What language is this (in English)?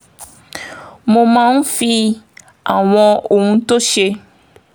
Yoruba